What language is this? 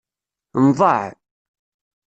Kabyle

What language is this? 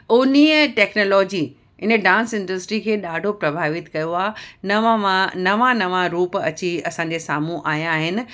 Sindhi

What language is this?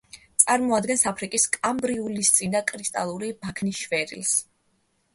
Georgian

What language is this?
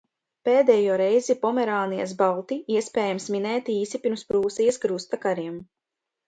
Latvian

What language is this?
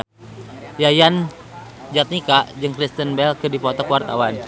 Sundanese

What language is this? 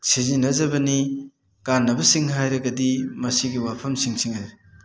Manipuri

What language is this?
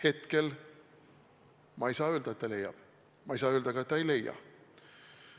Estonian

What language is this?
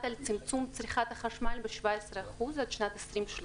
Hebrew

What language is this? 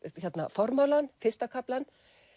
Icelandic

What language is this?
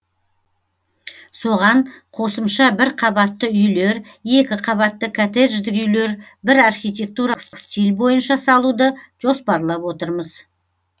Kazakh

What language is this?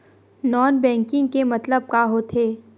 Chhattisgarhi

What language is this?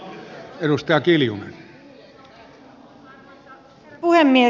Finnish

